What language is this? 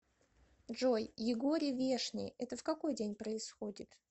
Russian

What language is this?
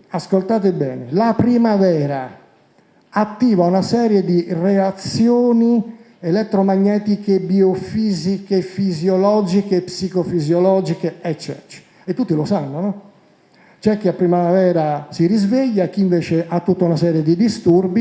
Italian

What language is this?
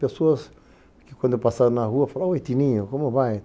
Portuguese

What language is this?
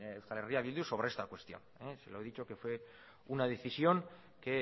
Spanish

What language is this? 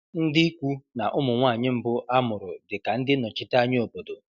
Igbo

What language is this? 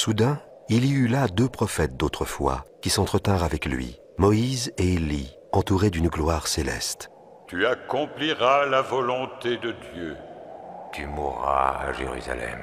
French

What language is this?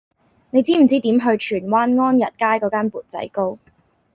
Cantonese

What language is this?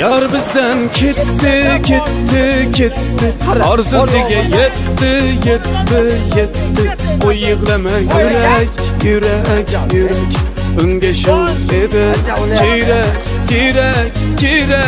Turkish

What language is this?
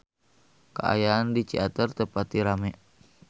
Sundanese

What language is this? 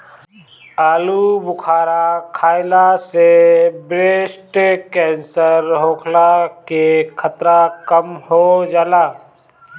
Bhojpuri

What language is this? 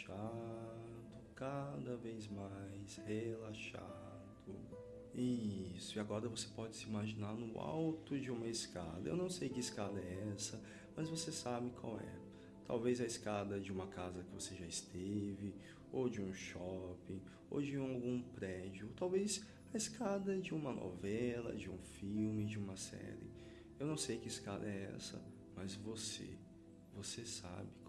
Portuguese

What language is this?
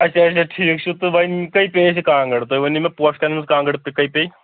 Kashmiri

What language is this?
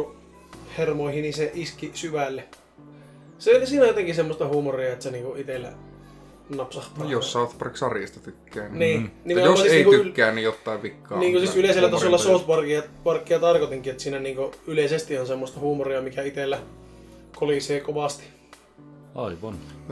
Finnish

